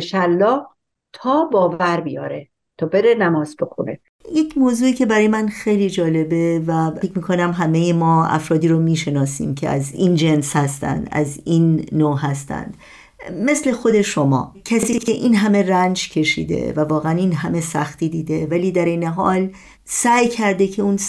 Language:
Persian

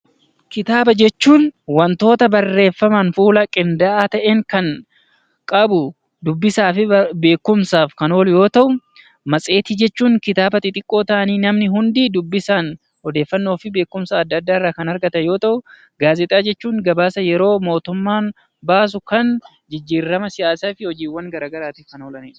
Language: Oromo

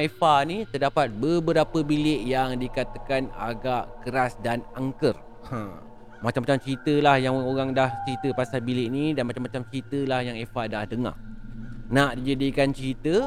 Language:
Malay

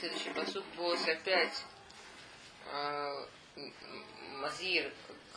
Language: Russian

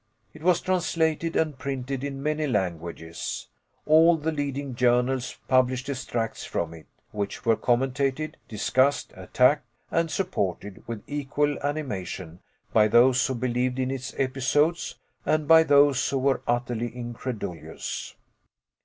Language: English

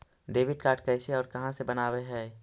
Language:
Magahi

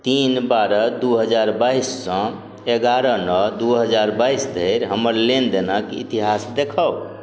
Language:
Maithili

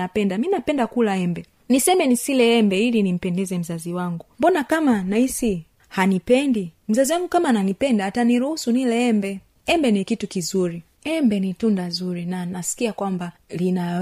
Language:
Swahili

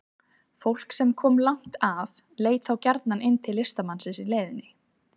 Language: Icelandic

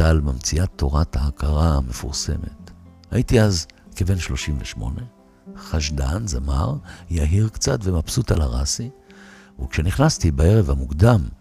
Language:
Hebrew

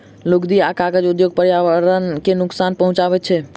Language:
Maithili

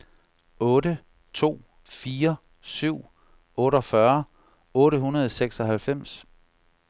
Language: Danish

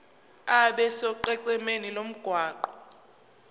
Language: Zulu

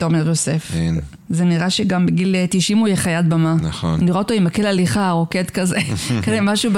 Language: Hebrew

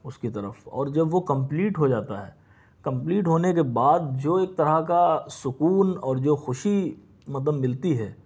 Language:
Urdu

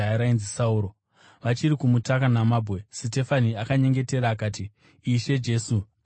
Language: Shona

